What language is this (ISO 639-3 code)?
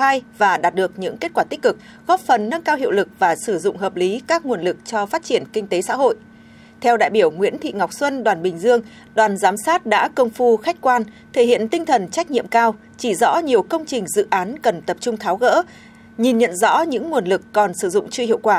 vie